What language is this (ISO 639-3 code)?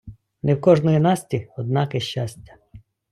ukr